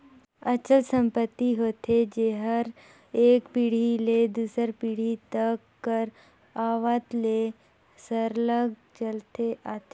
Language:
Chhattisgarhi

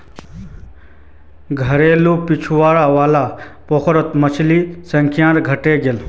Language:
Magahi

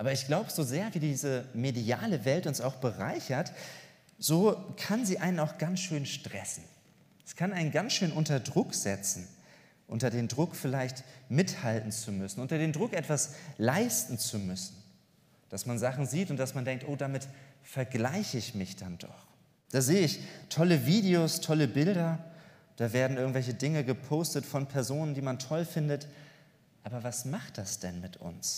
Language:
German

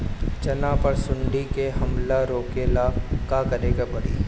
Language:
Bhojpuri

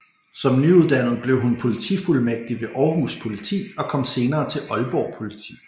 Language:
Danish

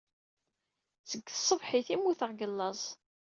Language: Kabyle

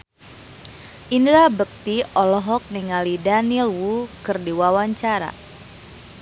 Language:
Sundanese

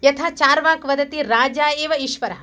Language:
Sanskrit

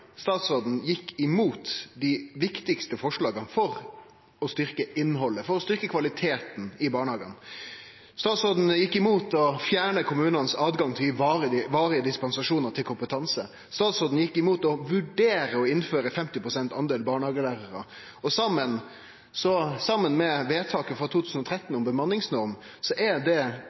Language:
Norwegian Nynorsk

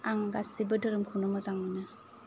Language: Bodo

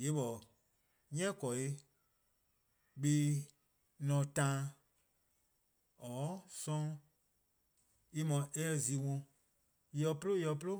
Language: Eastern Krahn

